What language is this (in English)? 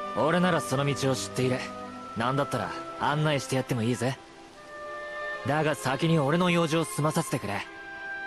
Japanese